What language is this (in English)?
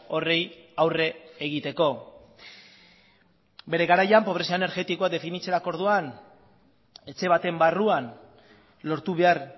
Basque